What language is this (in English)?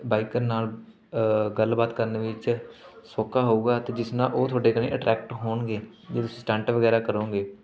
Punjabi